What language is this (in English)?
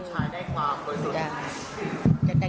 Thai